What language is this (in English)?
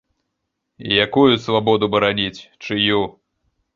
Belarusian